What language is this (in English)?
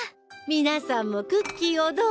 Japanese